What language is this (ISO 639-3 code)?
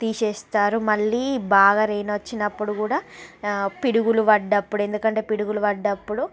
tel